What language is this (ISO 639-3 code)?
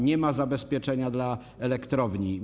pol